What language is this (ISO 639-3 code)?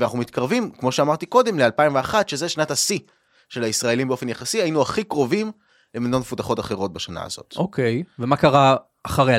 heb